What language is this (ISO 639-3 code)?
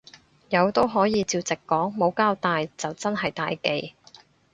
yue